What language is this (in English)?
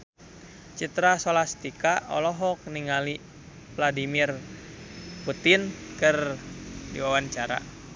Sundanese